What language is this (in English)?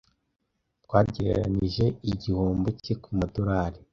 Kinyarwanda